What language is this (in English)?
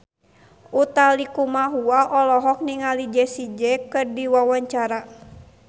Sundanese